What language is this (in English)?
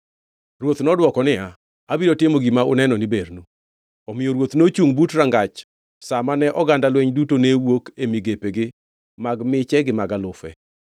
Luo (Kenya and Tanzania)